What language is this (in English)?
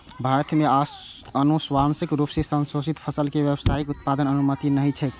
Maithili